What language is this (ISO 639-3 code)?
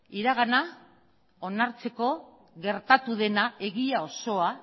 eus